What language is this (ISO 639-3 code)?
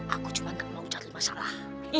ind